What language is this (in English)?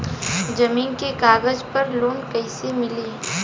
Bhojpuri